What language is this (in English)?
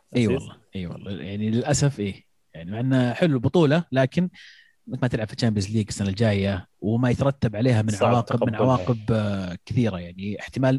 Arabic